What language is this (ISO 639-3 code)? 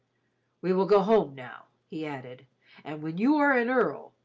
eng